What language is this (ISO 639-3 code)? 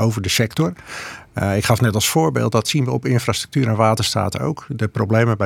nld